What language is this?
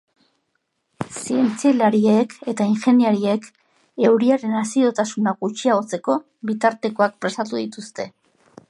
Basque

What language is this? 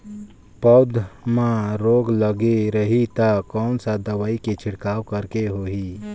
Chhattisgarhi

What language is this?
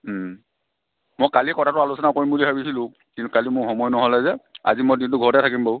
Assamese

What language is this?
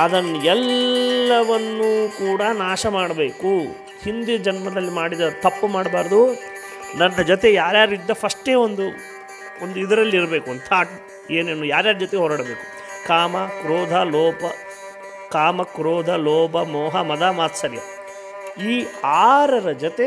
Kannada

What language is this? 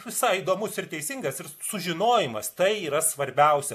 Lithuanian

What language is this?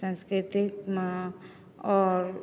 Maithili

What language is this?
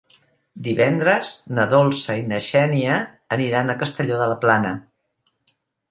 Catalan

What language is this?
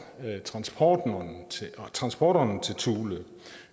Danish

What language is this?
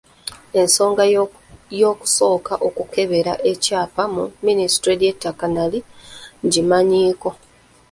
Ganda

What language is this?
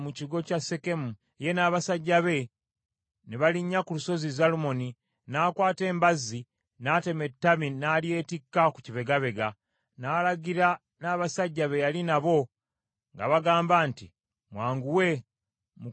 Ganda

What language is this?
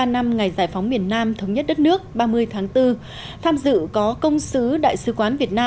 Vietnamese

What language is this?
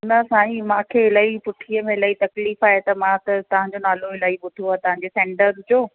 Sindhi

